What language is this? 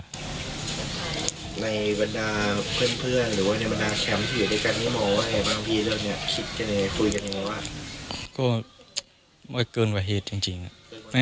Thai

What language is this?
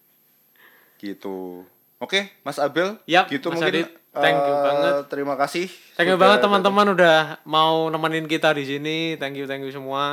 Indonesian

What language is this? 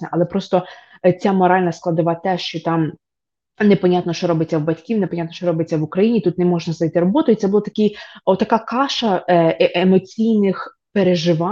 Ukrainian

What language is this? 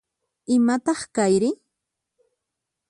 Puno Quechua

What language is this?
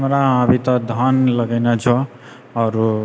Maithili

